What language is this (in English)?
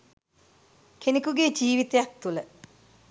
Sinhala